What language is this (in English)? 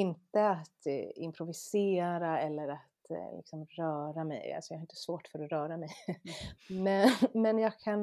Swedish